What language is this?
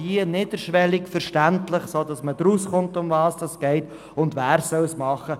Swiss German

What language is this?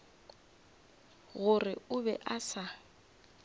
Northern Sotho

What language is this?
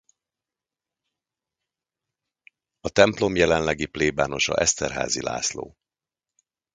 Hungarian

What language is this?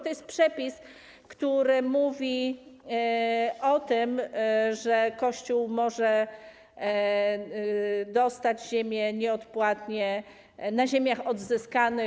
Polish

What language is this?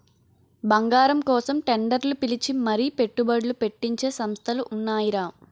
Telugu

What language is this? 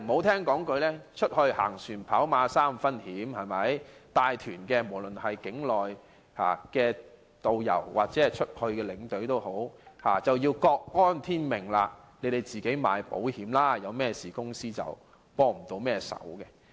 Cantonese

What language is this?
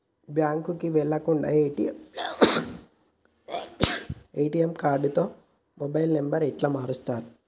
Telugu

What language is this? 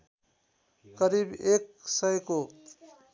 Nepali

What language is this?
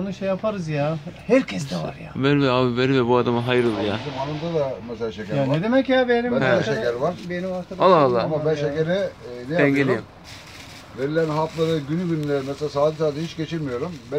Turkish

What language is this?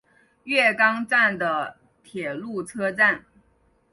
Chinese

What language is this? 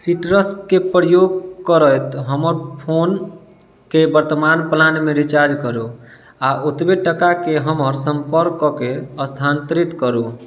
Maithili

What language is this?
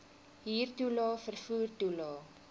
Afrikaans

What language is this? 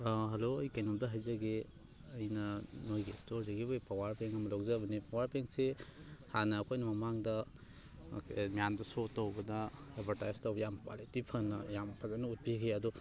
Manipuri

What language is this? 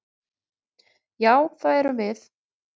Icelandic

